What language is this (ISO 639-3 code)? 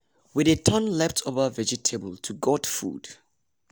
pcm